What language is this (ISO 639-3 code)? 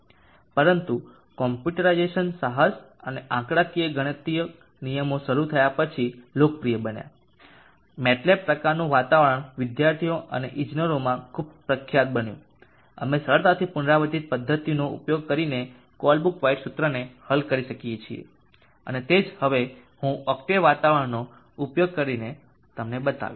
guj